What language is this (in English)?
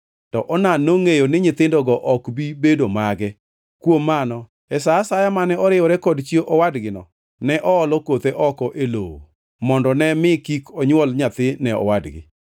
Luo (Kenya and Tanzania)